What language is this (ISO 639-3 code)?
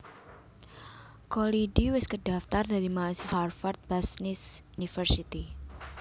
jav